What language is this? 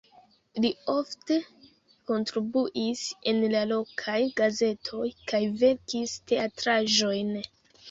Esperanto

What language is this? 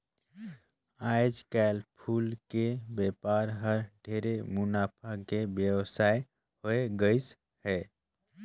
Chhattisgarhi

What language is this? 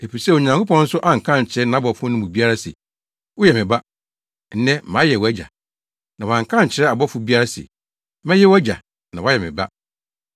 Akan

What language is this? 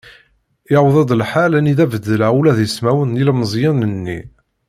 Kabyle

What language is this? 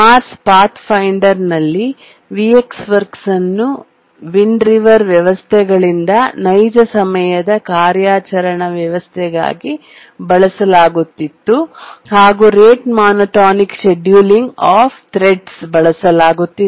Kannada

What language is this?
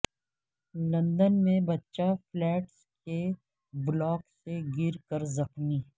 Urdu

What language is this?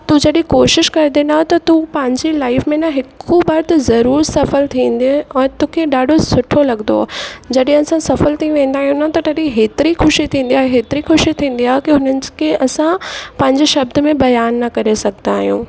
Sindhi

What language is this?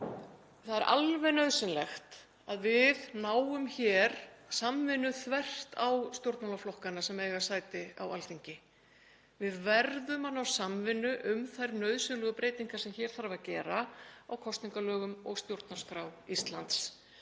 Icelandic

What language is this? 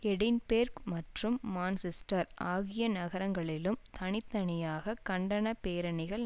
Tamil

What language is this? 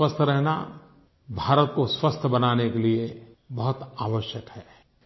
Hindi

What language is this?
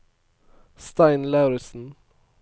Norwegian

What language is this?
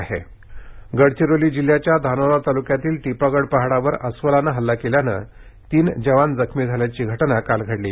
Marathi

